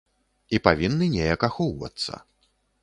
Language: Belarusian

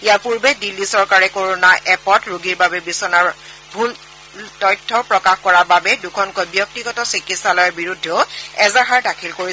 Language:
Assamese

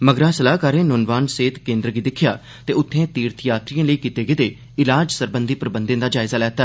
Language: Dogri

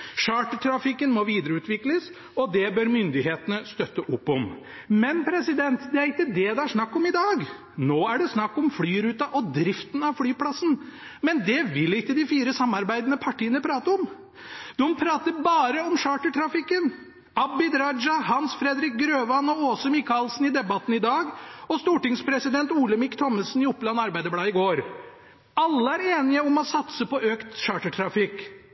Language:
Norwegian Bokmål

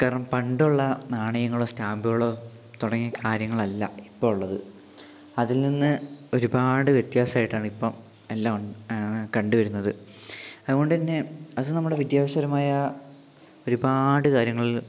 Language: Malayalam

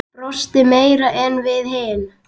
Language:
Icelandic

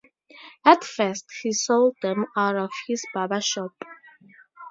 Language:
English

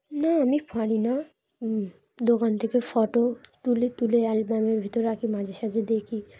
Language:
Bangla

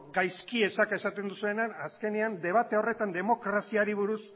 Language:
Basque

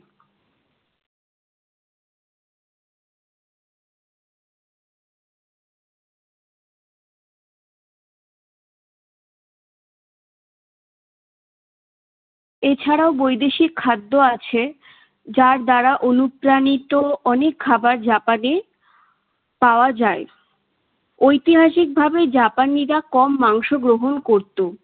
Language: Bangla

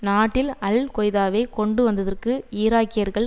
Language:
Tamil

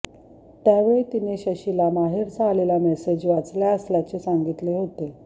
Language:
Marathi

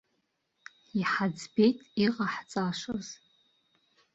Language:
Abkhazian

